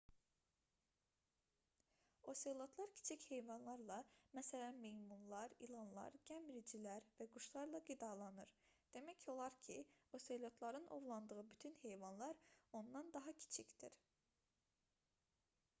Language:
Azerbaijani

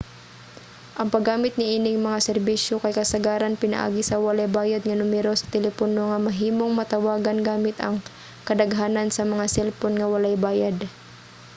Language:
Cebuano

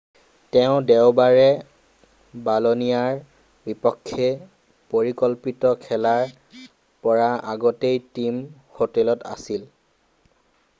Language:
Assamese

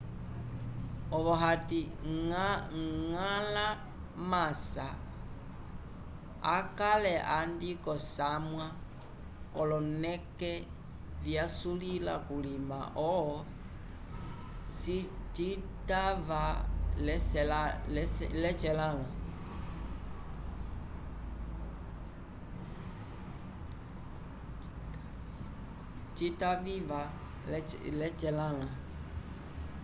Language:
Umbundu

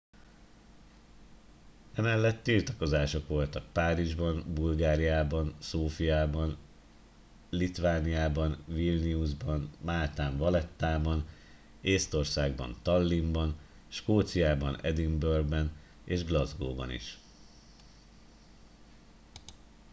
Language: Hungarian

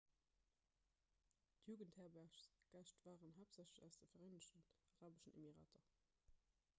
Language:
Luxembourgish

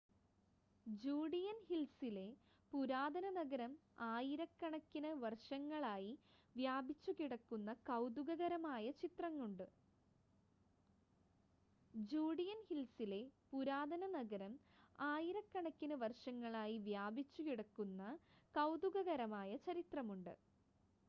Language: Malayalam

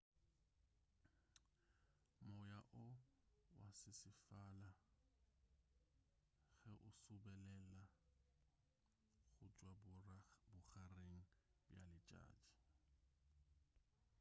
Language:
Northern Sotho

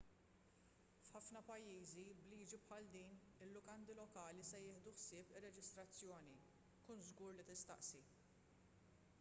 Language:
Maltese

